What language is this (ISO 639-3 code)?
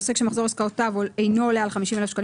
heb